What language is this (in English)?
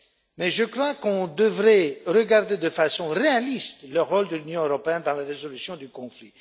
French